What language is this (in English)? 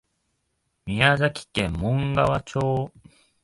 Japanese